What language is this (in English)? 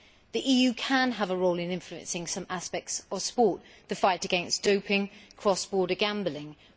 English